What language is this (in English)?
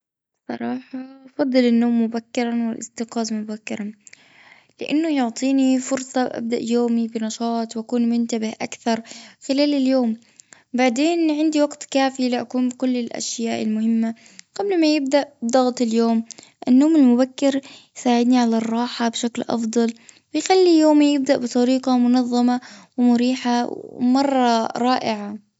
Gulf Arabic